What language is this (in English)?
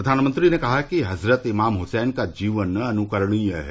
Hindi